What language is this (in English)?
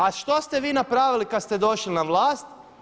Croatian